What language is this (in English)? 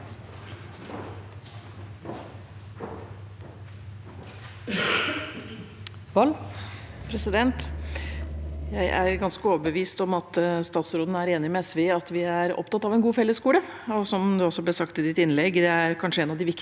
Norwegian